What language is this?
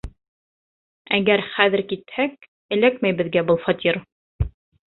Bashkir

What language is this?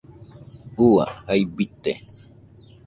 Nüpode Huitoto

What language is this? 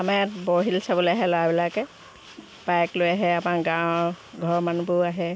Assamese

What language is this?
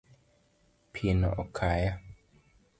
Luo (Kenya and Tanzania)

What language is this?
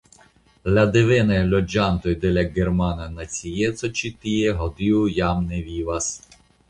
Esperanto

